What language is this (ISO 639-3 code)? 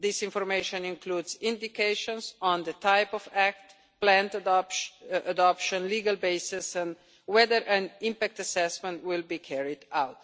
eng